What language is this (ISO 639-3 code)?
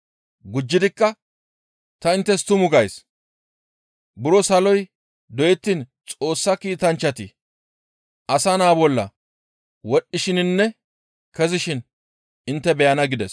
gmv